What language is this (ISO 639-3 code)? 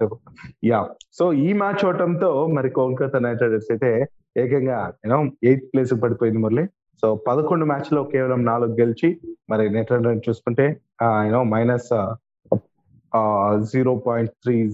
tel